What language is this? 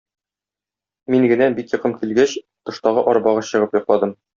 Tatar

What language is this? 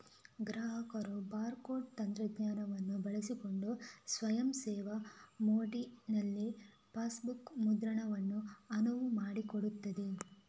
Kannada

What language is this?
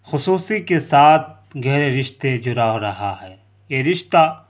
Urdu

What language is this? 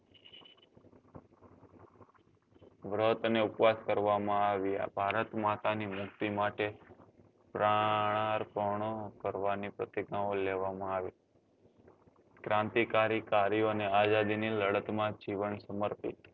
Gujarati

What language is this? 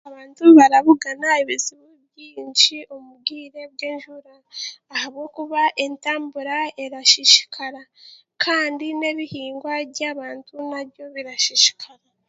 Chiga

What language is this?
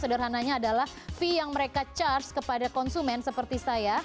Indonesian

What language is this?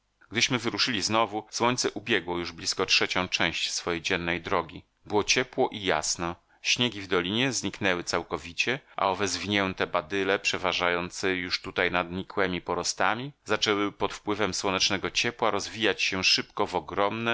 Polish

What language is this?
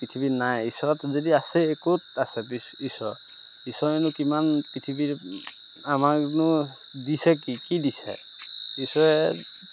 Assamese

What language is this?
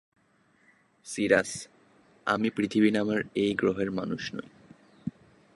Bangla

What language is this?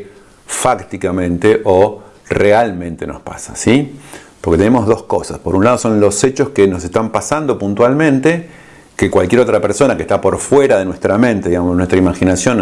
Spanish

